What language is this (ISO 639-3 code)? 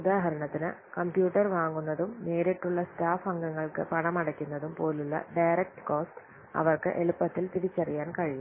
mal